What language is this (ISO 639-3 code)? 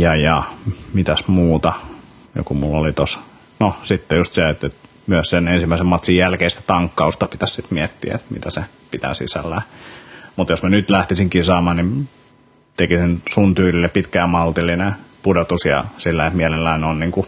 fin